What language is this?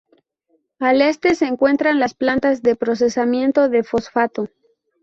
Spanish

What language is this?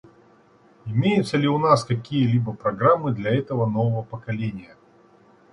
Russian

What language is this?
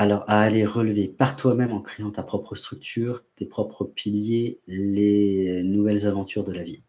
French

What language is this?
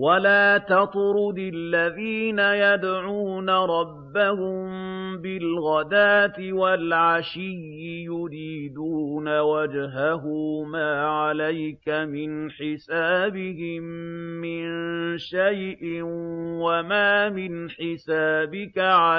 Arabic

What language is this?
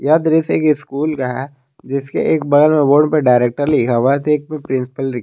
Hindi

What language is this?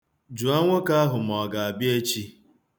Igbo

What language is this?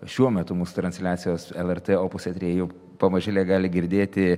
Lithuanian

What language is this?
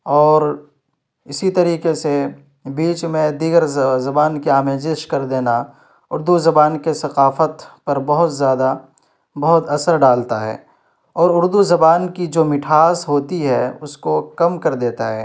Urdu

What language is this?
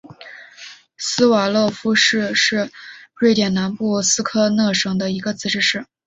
Chinese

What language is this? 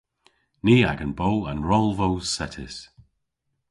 Cornish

